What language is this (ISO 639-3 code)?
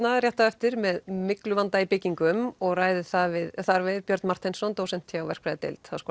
isl